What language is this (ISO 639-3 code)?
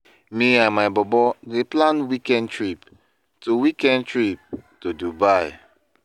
pcm